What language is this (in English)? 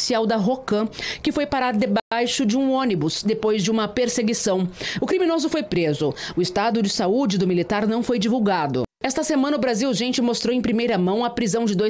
Portuguese